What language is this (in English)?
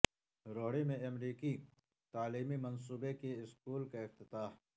Urdu